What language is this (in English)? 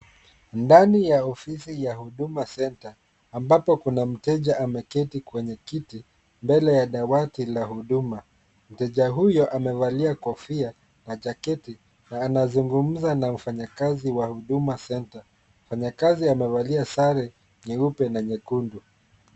Swahili